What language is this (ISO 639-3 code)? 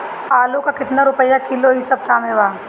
bho